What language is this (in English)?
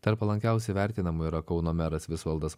Lithuanian